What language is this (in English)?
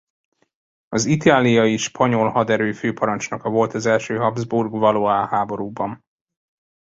Hungarian